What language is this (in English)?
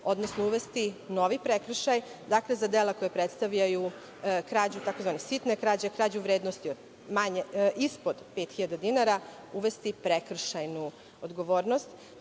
Serbian